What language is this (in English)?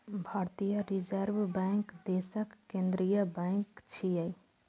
Maithili